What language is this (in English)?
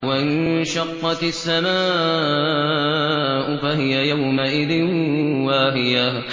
Arabic